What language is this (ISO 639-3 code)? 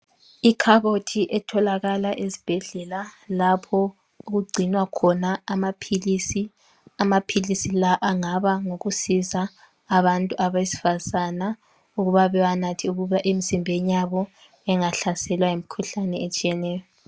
nde